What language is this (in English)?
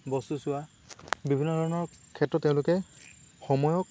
Assamese